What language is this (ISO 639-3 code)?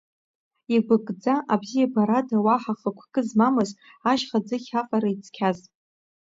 abk